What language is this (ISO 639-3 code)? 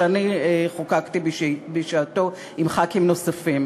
heb